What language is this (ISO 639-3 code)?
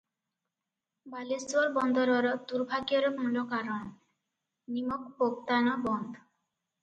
ori